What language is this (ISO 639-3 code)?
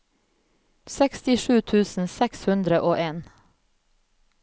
nor